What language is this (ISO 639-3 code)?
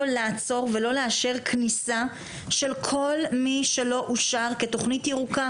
heb